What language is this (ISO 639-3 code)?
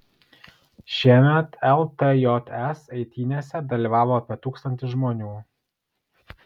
lit